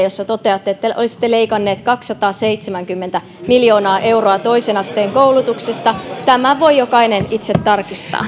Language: Finnish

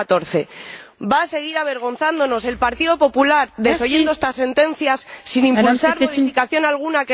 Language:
Spanish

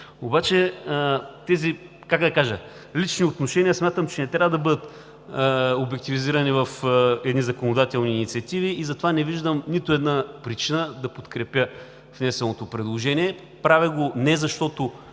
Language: Bulgarian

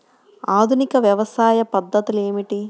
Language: Telugu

